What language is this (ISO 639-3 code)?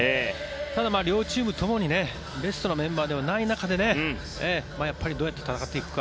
jpn